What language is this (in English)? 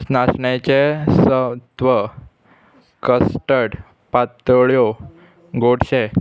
Konkani